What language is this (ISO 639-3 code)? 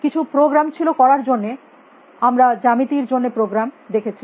ben